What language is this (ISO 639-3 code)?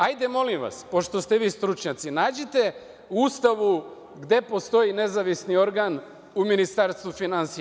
srp